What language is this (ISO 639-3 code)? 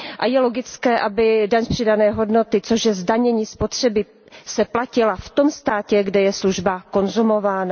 ces